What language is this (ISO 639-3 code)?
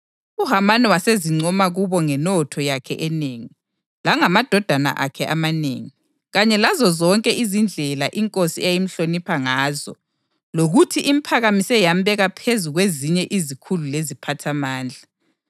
nde